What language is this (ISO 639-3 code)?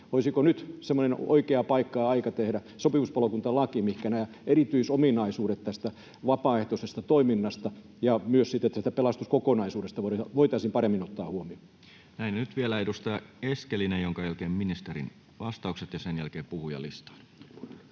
fin